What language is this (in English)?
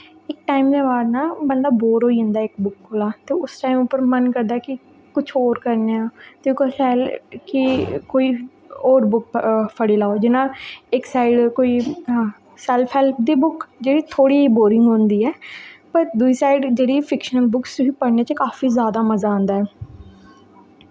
Dogri